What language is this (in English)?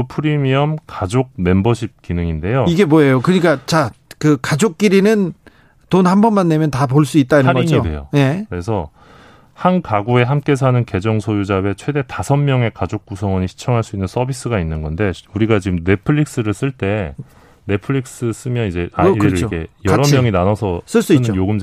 Korean